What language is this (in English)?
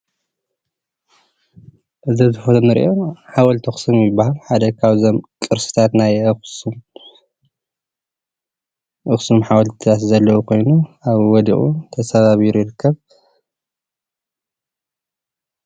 Tigrinya